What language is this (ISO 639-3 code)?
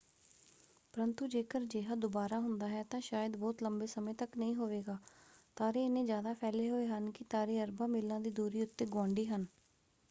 pan